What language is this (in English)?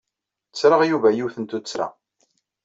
Kabyle